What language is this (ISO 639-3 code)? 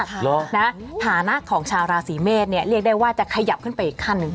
tha